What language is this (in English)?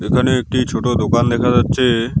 Bangla